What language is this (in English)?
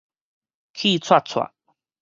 Min Nan Chinese